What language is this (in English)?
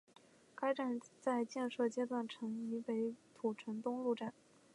Chinese